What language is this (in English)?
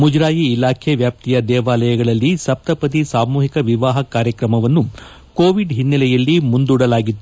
Kannada